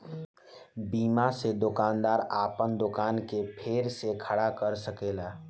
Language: Bhojpuri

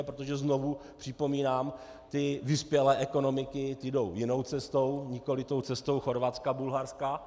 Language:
Czech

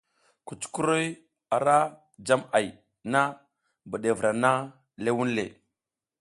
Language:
South Giziga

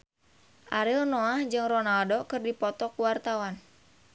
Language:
Sundanese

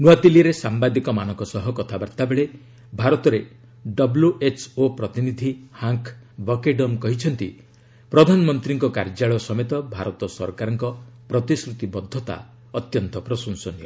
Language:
Odia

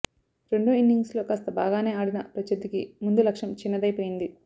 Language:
Telugu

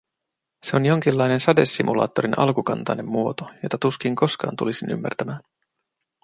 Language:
Finnish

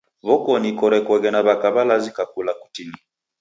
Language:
Taita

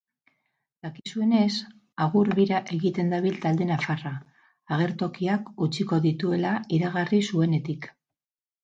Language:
Basque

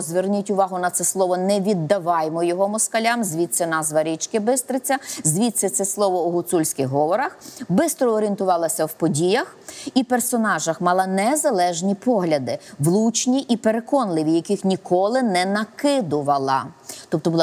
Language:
Ukrainian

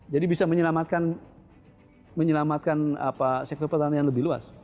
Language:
Indonesian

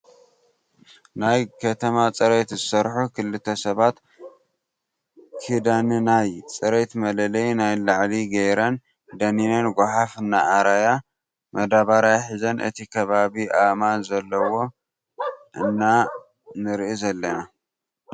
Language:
Tigrinya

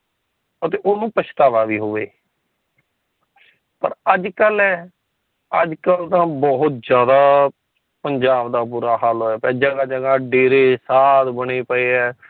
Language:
Punjabi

